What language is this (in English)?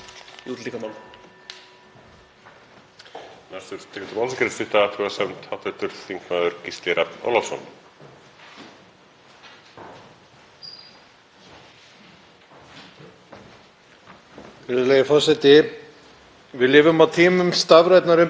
Icelandic